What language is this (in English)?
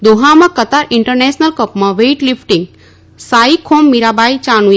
Gujarati